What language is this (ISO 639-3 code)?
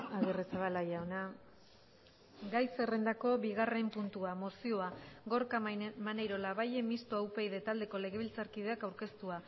eus